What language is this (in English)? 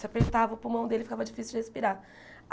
Portuguese